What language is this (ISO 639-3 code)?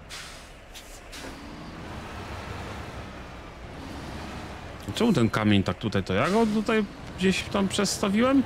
pol